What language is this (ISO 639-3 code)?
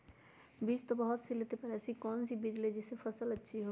mag